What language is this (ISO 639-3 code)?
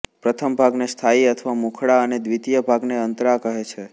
guj